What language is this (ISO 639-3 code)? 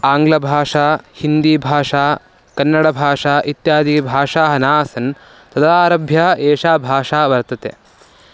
san